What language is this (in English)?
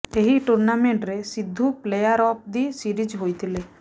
Odia